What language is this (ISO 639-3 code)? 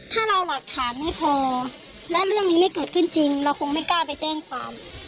tha